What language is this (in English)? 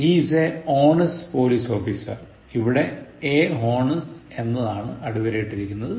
Malayalam